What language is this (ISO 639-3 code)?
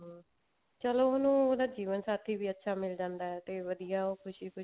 pan